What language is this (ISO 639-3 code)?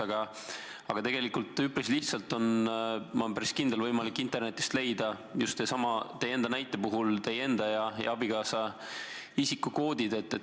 est